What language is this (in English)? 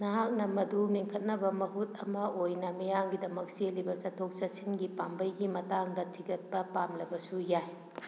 Manipuri